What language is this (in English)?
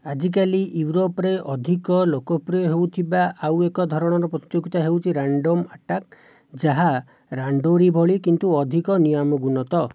Odia